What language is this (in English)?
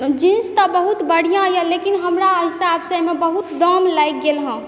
Maithili